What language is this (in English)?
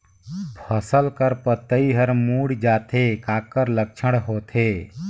Chhattisgarhi